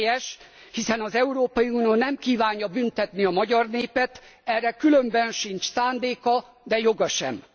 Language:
Hungarian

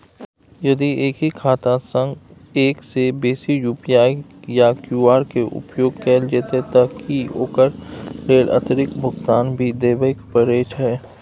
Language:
Maithili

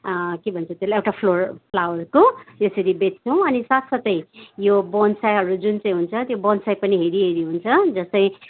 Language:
Nepali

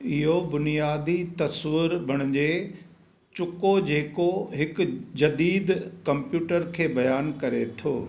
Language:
Sindhi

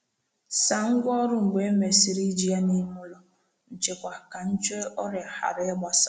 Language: Igbo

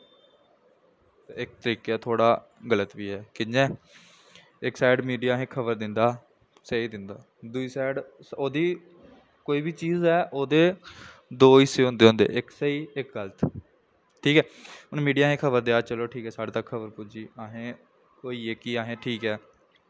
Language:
Dogri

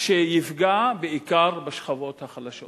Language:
Hebrew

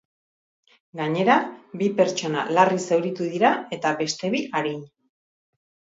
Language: Basque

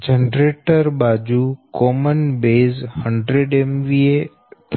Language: Gujarati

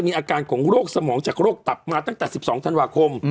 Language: Thai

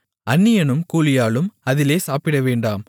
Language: Tamil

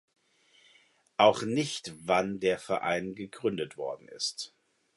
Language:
German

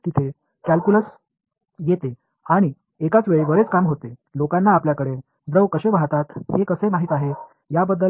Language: Tamil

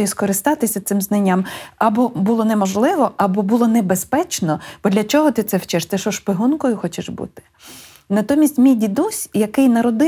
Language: Ukrainian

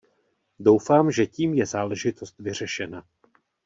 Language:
Czech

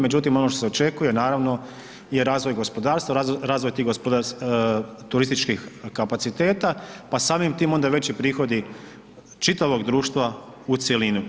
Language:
Croatian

